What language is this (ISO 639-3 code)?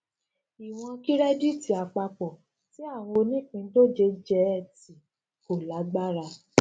yor